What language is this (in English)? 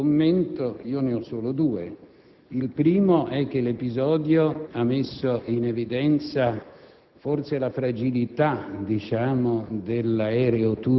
Italian